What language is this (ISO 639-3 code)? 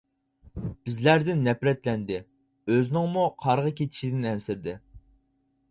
uig